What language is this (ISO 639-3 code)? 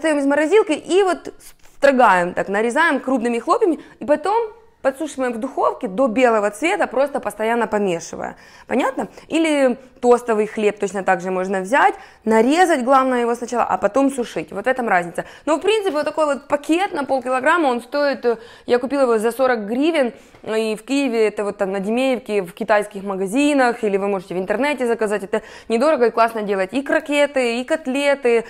rus